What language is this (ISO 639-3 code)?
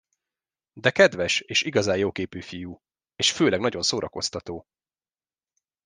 hun